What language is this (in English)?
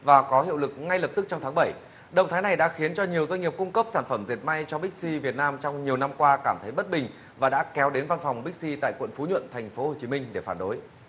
Vietnamese